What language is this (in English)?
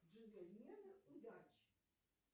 Russian